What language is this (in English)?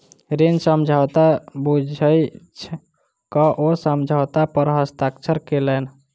Maithili